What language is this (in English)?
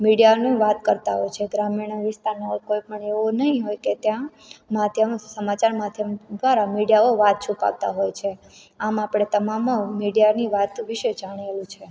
Gujarati